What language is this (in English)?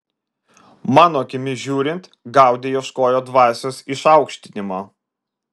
Lithuanian